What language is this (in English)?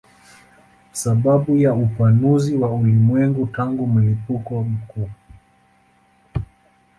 Swahili